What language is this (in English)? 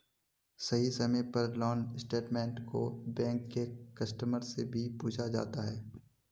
Magahi